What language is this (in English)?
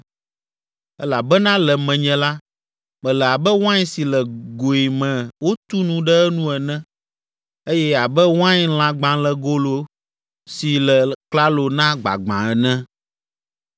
Ewe